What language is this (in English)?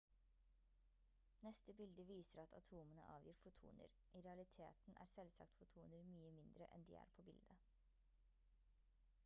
Norwegian Bokmål